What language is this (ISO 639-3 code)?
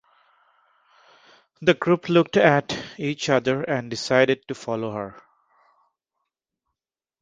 eng